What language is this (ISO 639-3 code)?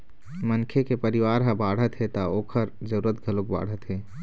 hne